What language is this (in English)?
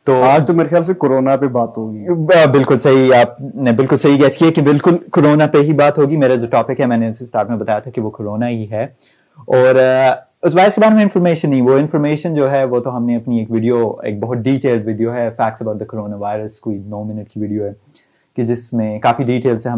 Urdu